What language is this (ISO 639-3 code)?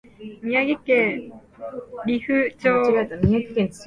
jpn